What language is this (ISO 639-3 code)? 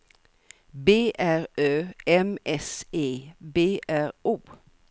swe